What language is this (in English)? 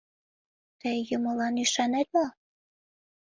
Mari